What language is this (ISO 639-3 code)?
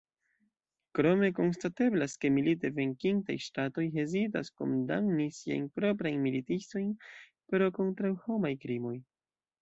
epo